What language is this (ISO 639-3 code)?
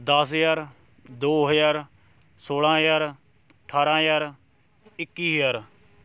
pan